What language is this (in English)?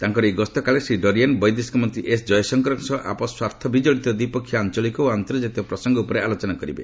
Odia